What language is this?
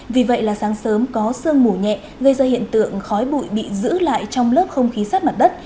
Vietnamese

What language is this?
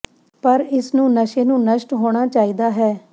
Punjabi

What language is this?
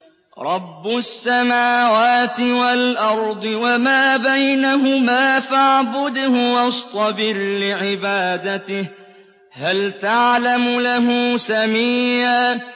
Arabic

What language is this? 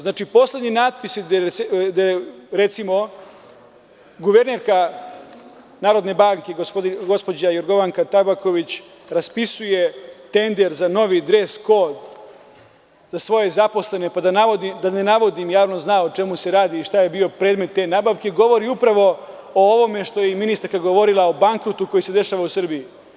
Serbian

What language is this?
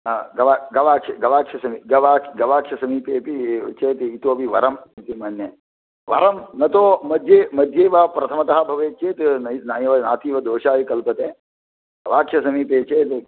Sanskrit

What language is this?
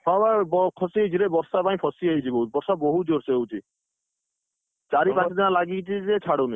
Odia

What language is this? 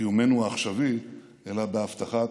Hebrew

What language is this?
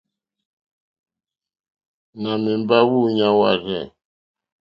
Mokpwe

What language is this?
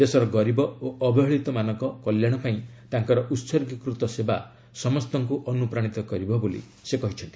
Odia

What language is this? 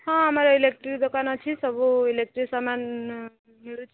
Odia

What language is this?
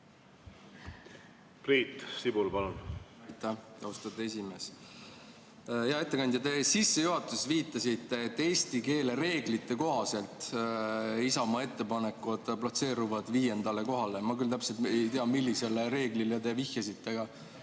Estonian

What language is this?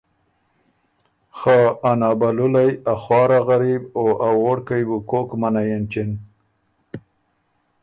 Ormuri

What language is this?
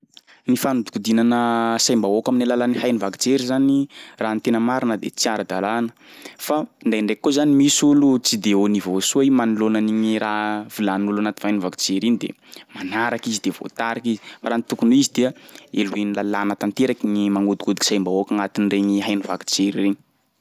Sakalava Malagasy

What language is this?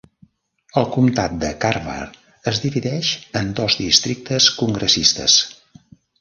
Catalan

